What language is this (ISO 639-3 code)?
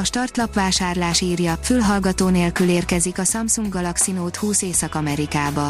hun